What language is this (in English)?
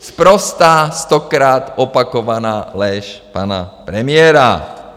Czech